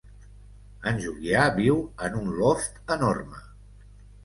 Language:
Catalan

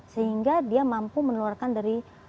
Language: Indonesian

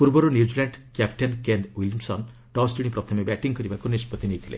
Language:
Odia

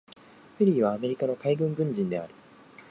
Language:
Japanese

